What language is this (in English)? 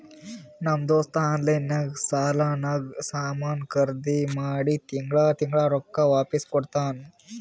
Kannada